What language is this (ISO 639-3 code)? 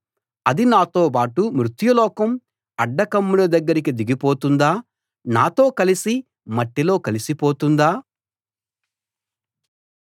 tel